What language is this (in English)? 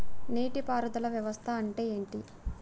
Telugu